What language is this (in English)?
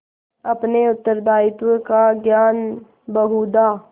Hindi